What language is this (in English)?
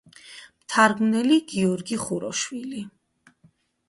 Georgian